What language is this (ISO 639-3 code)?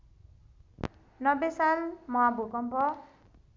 nep